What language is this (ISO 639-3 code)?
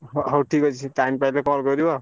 ori